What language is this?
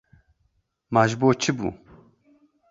Kurdish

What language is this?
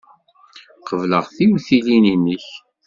Kabyle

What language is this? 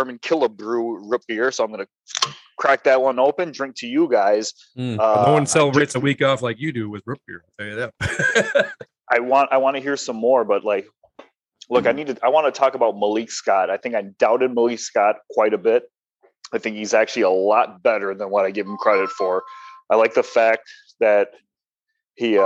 English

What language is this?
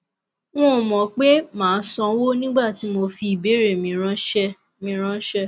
Yoruba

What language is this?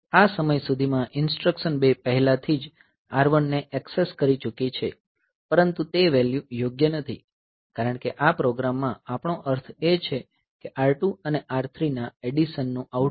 Gujarati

